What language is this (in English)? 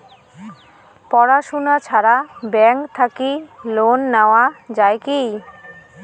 Bangla